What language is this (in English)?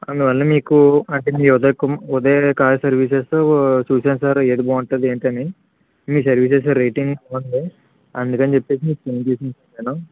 Telugu